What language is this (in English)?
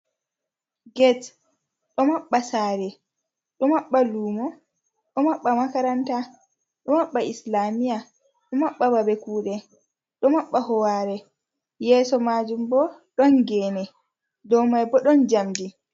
Fula